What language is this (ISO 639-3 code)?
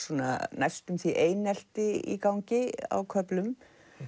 isl